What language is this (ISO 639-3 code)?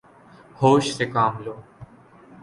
urd